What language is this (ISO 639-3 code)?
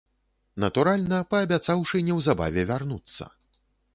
bel